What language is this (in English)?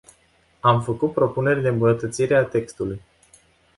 Romanian